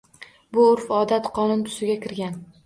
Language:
Uzbek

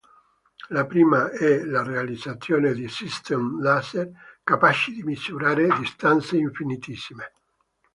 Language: Italian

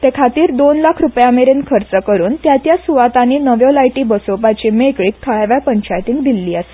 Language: Konkani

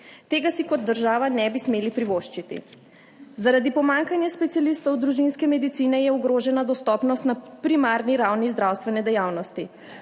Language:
Slovenian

